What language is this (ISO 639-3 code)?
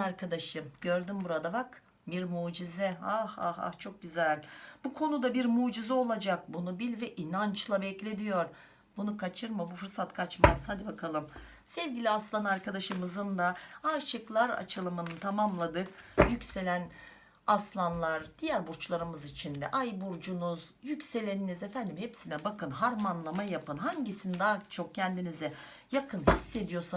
tur